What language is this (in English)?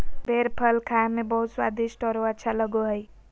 Magahi